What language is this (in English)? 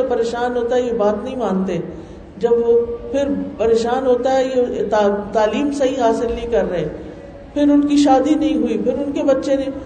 Urdu